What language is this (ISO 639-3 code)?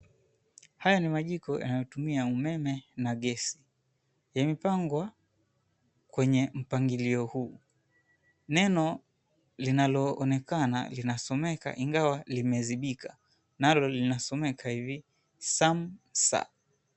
swa